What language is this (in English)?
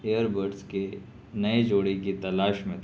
Urdu